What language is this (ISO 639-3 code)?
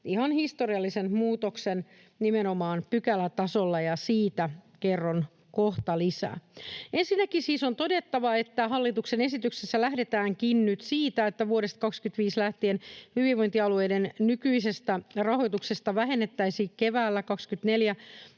fin